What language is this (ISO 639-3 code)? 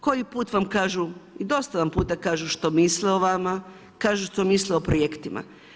hrv